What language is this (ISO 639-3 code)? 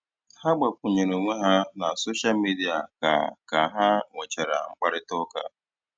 ibo